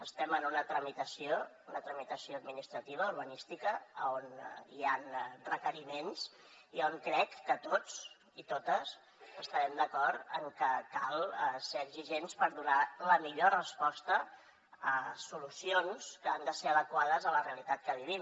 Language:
Catalan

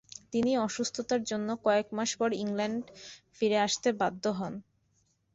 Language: Bangla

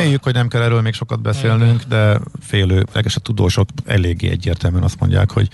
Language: Hungarian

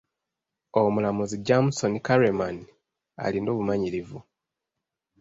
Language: Ganda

